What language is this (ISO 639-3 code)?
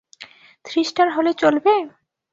ben